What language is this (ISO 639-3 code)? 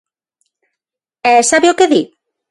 glg